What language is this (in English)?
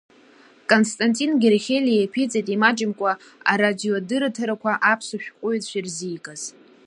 Abkhazian